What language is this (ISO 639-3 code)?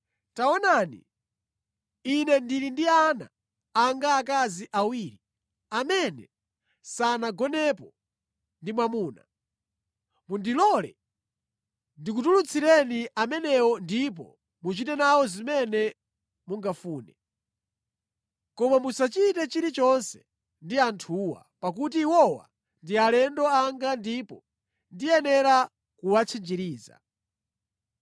nya